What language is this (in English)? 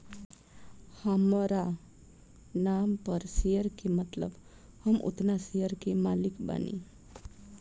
Bhojpuri